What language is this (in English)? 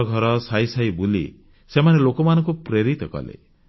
Odia